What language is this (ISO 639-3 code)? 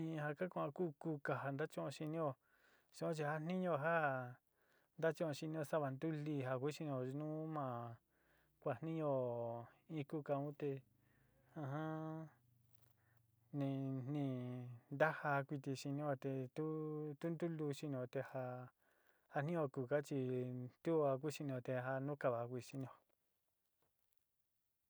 xti